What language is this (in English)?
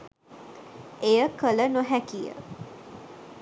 Sinhala